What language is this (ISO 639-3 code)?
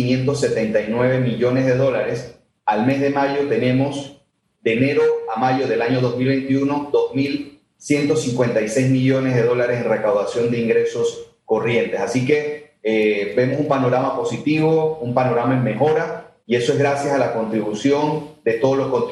spa